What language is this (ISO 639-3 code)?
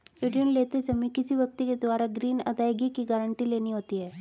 hin